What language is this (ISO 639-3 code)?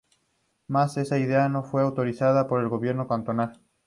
spa